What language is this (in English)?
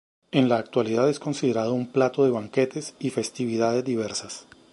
Spanish